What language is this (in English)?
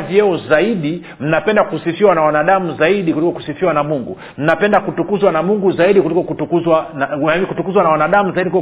Swahili